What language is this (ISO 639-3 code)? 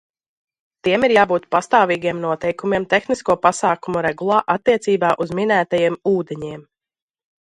lav